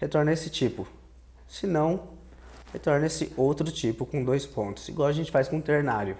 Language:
Portuguese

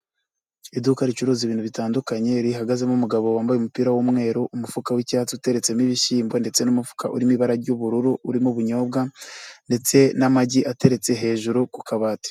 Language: Kinyarwanda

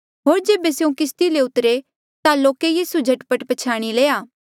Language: Mandeali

